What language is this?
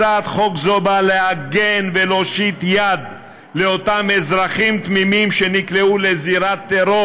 Hebrew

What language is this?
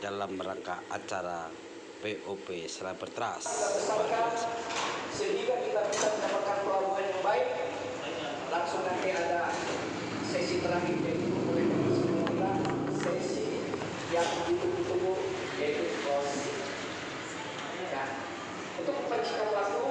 Indonesian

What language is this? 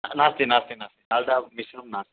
Sanskrit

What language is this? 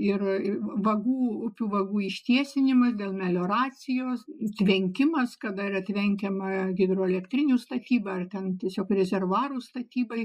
Lithuanian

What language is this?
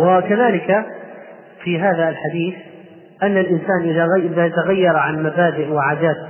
Arabic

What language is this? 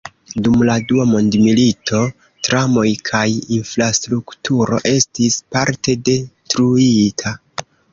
Esperanto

